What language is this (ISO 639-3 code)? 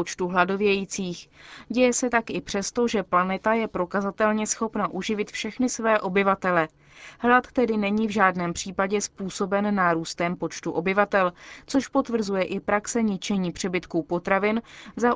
ces